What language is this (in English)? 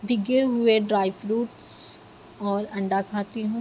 Urdu